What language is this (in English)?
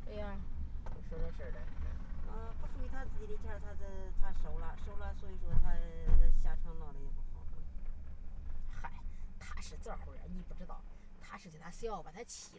Chinese